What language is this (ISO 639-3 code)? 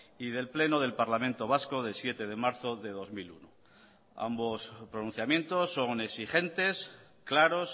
spa